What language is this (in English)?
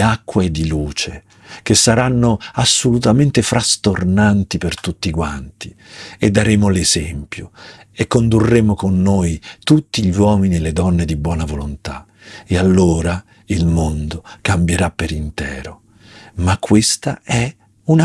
Italian